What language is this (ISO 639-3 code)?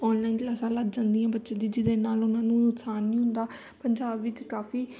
pan